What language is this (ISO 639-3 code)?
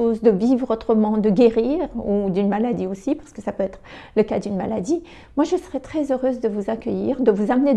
fra